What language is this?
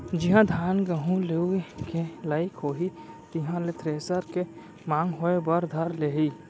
Chhattisgarhi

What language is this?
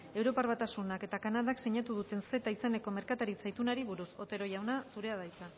Basque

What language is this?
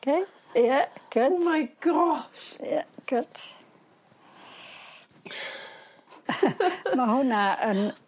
Welsh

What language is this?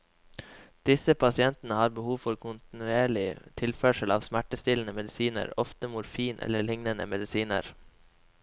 Norwegian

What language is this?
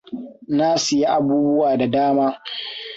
Hausa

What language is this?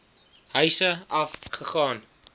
Afrikaans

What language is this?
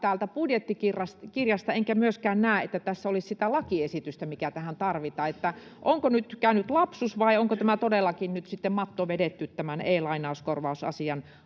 Finnish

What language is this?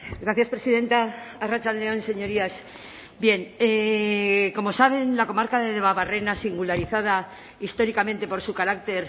Spanish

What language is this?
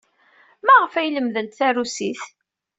Kabyle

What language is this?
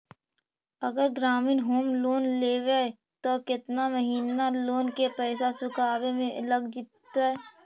Magahi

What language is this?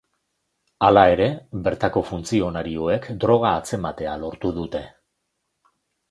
Basque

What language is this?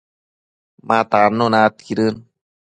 Matsés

